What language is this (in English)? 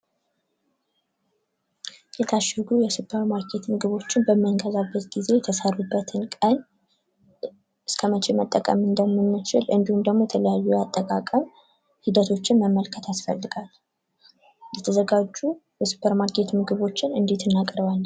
Amharic